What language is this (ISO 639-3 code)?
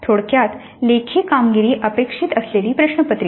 mar